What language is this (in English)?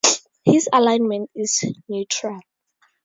English